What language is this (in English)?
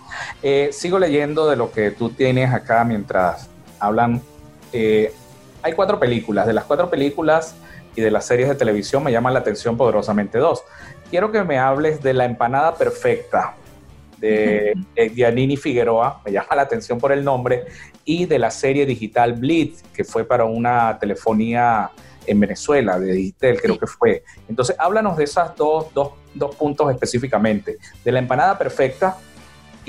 Spanish